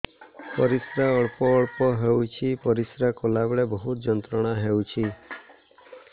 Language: Odia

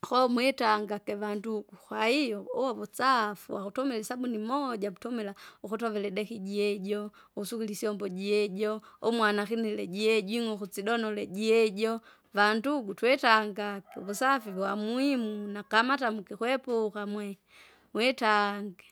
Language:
Kinga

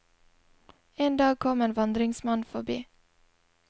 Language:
Norwegian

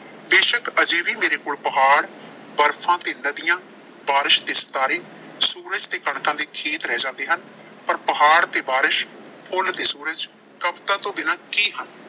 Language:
Punjabi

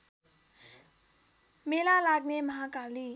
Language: Nepali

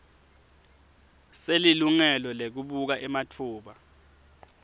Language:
Swati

